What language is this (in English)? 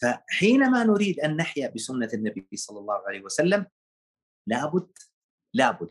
Arabic